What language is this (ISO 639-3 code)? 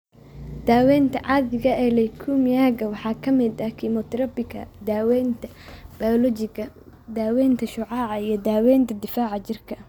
som